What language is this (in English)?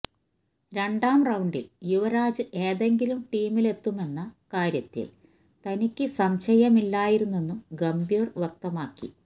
Malayalam